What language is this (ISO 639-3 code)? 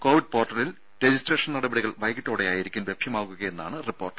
mal